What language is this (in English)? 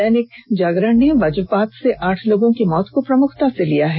Hindi